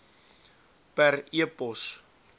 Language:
Afrikaans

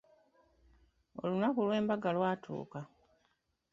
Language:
Ganda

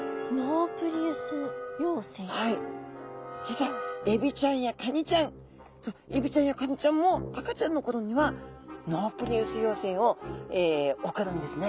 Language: Japanese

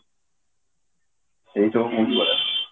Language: Odia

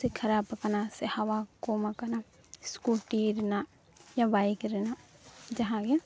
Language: Santali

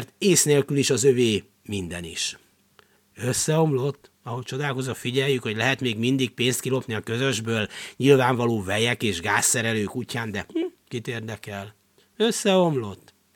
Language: Hungarian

